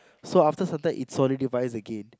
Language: English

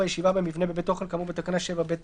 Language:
Hebrew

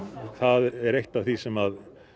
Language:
Icelandic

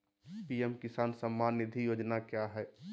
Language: Magahi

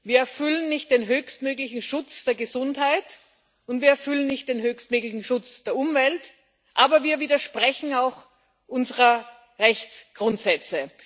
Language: German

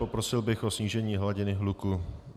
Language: Czech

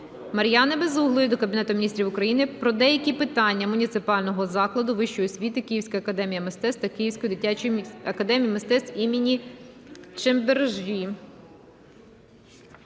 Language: Ukrainian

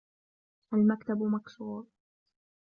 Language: Arabic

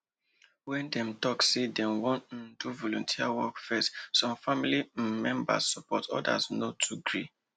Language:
Nigerian Pidgin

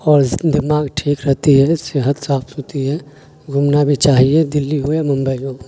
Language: Urdu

